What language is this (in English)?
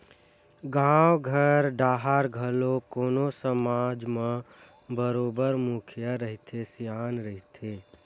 Chhattisgarhi